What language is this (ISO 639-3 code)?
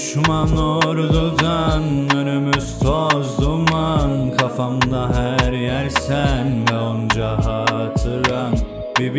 tur